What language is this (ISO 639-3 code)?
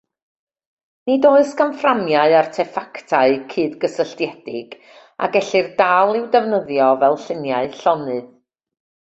cym